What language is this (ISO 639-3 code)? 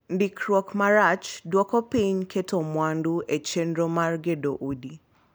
luo